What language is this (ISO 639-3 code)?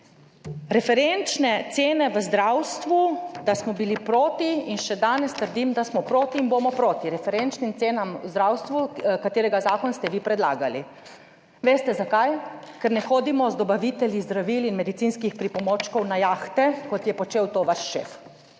slv